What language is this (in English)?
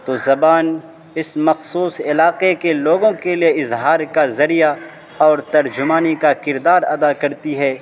Urdu